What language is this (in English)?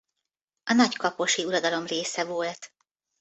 Hungarian